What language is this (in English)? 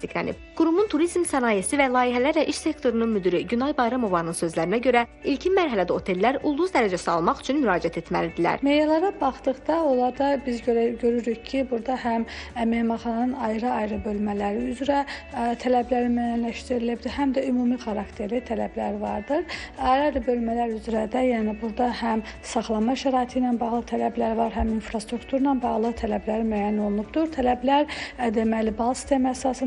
Turkish